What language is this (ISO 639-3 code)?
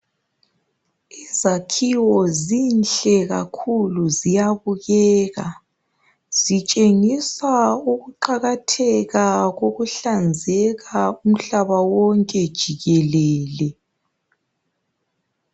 nde